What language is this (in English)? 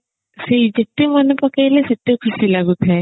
Odia